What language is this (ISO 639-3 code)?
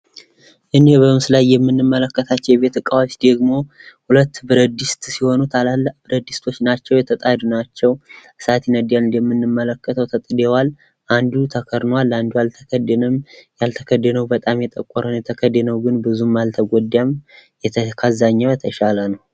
amh